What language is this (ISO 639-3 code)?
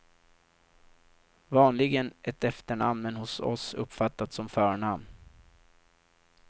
swe